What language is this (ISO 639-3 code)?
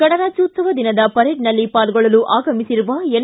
kan